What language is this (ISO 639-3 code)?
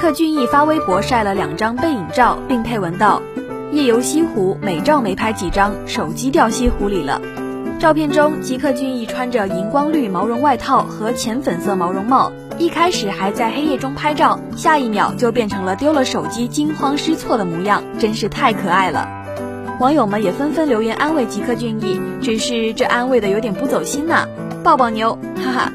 zho